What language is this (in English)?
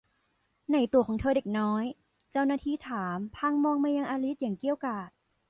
Thai